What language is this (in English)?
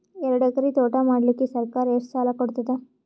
Kannada